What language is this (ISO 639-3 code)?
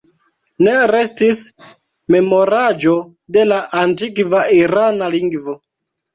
epo